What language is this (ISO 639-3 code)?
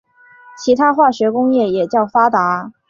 zho